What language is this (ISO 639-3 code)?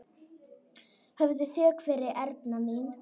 isl